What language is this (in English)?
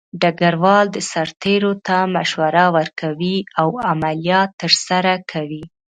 Pashto